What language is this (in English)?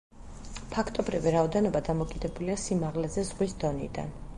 Georgian